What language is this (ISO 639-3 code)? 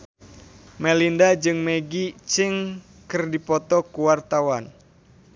sun